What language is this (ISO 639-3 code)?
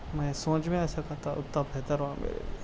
urd